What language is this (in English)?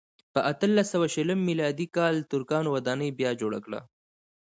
Pashto